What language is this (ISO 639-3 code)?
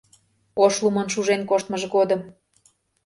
chm